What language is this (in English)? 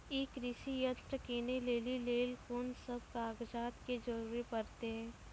Maithili